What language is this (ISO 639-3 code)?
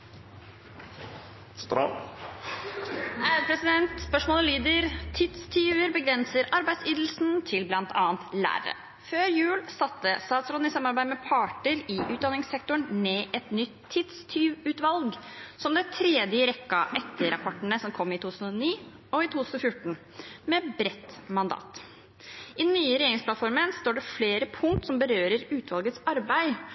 nob